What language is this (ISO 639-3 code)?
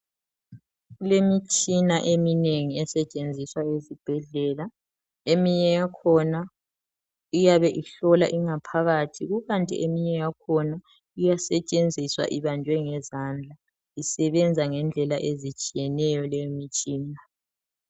nde